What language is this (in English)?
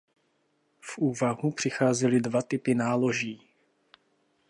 Czech